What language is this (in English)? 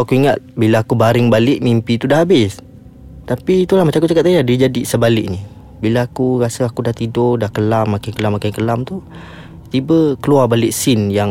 Malay